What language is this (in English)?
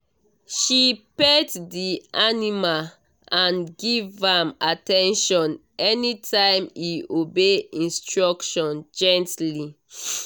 Nigerian Pidgin